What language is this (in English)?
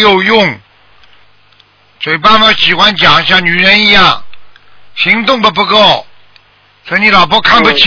Chinese